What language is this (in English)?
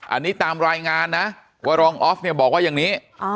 Thai